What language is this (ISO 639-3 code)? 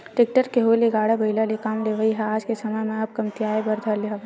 hne